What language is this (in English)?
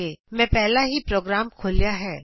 Punjabi